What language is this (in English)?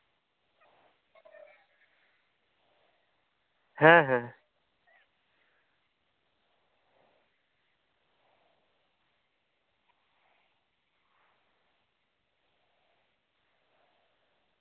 Santali